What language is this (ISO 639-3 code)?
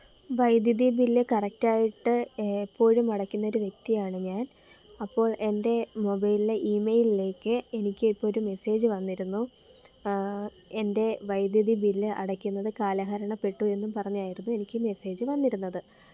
mal